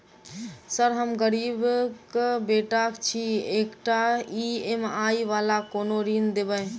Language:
Maithili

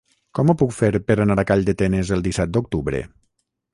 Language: Catalan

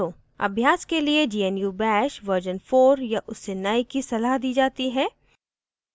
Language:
Hindi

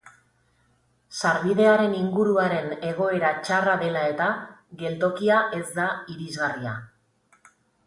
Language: Basque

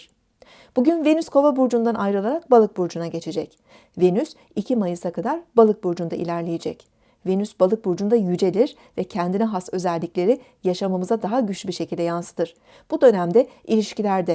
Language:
Turkish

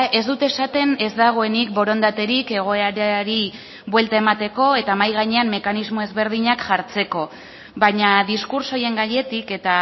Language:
Basque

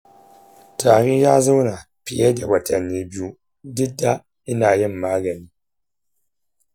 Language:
Hausa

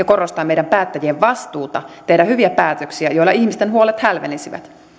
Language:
Finnish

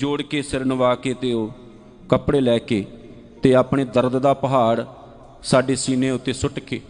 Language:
Punjabi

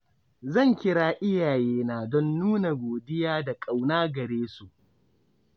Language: Hausa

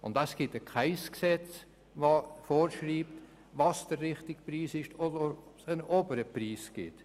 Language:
Swiss German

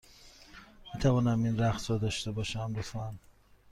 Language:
Persian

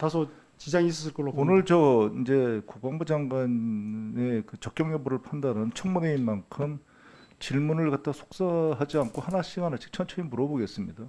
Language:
Korean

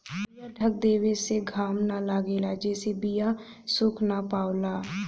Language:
Bhojpuri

